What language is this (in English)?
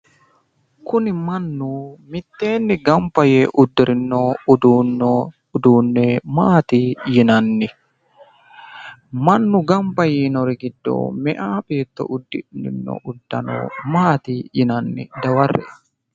Sidamo